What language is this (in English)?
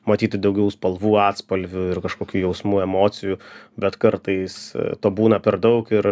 Lithuanian